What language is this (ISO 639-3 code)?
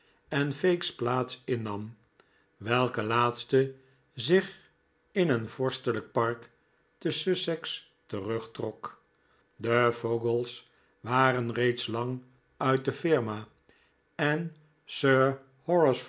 nld